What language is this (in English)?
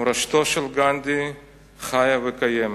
Hebrew